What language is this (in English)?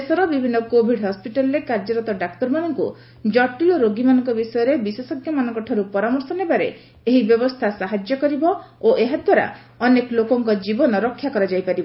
Odia